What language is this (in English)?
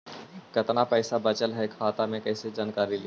Magahi